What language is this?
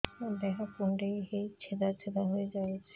Odia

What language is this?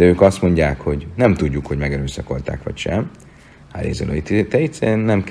Hungarian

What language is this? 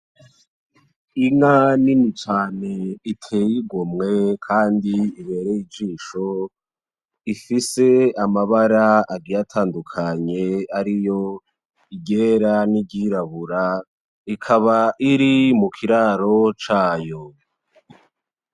Rundi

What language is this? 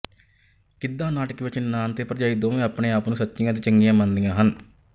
Punjabi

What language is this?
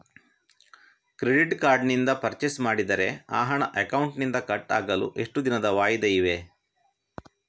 Kannada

